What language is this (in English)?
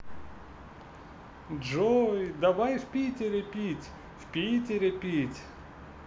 Russian